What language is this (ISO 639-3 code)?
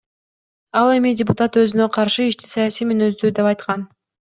kir